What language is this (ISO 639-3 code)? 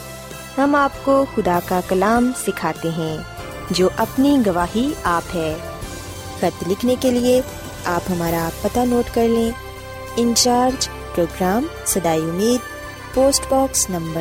urd